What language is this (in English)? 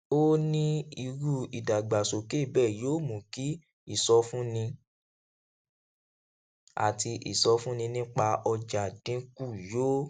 Yoruba